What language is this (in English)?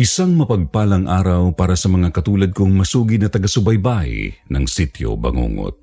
Filipino